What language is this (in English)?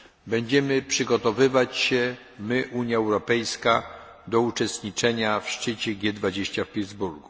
Polish